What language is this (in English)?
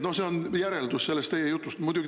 Estonian